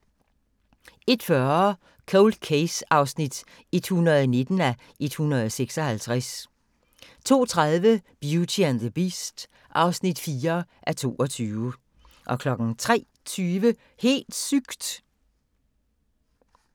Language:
Danish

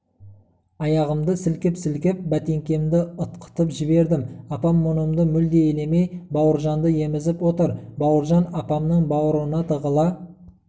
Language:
Kazakh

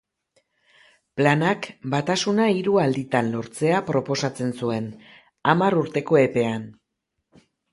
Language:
Basque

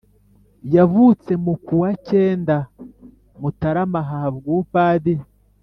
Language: Kinyarwanda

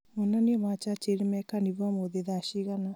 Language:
Kikuyu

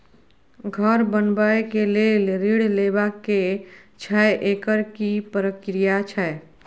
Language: Maithili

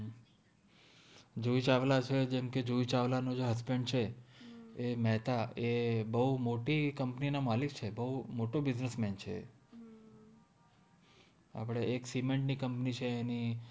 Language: Gujarati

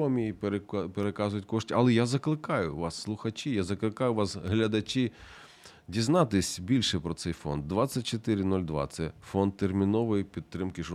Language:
Ukrainian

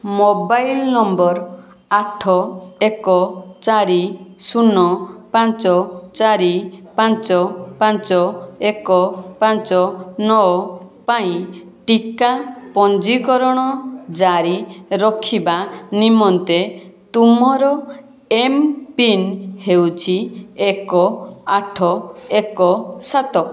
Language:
Odia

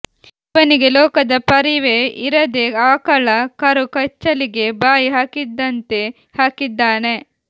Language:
Kannada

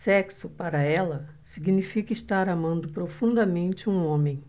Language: Portuguese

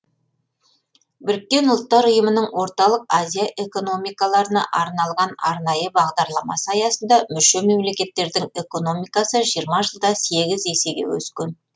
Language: Kazakh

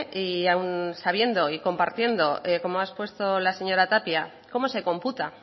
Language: Spanish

